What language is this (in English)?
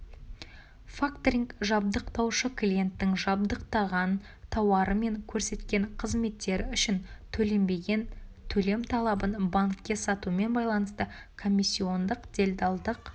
Kazakh